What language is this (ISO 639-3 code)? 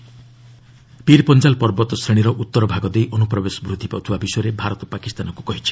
ori